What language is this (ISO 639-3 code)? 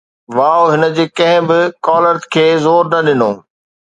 snd